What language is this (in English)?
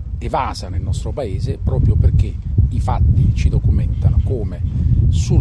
Italian